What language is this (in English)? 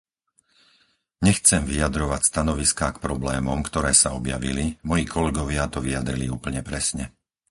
Slovak